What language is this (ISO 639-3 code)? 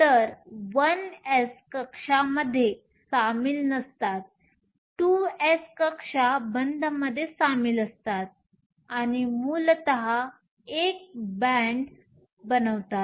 mar